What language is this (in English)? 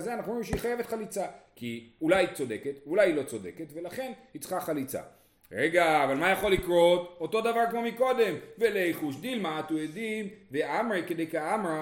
Hebrew